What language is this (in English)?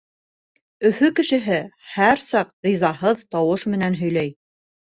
Bashkir